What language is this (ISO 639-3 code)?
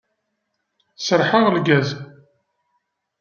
kab